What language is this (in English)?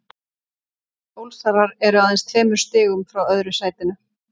Icelandic